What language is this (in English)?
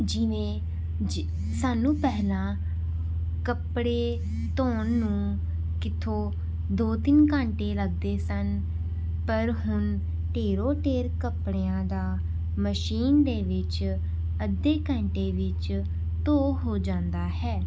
Punjabi